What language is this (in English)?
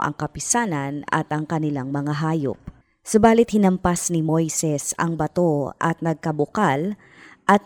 Filipino